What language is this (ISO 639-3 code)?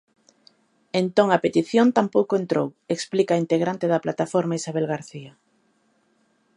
glg